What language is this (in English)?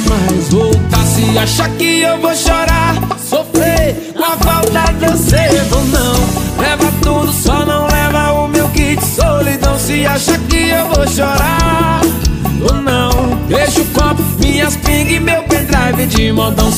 Portuguese